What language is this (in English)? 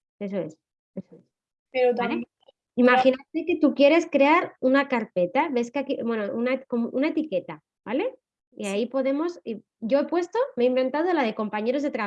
Spanish